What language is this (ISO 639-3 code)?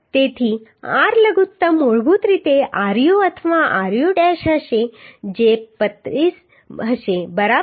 guj